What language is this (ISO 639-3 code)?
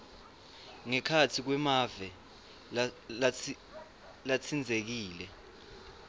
ssw